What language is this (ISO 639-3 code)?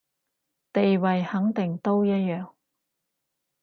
yue